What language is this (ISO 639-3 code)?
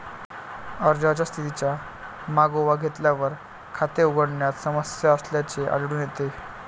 mar